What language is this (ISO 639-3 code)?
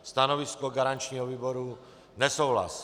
ces